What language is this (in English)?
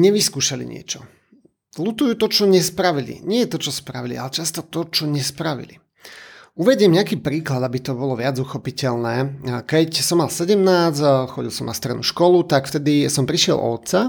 Slovak